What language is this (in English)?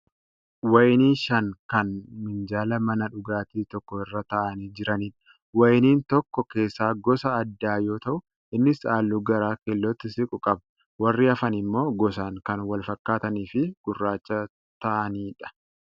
Oromo